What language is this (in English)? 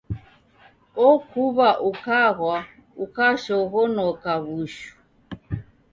Taita